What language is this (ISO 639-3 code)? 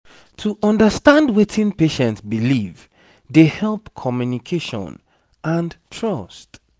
pcm